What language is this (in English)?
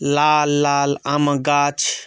Maithili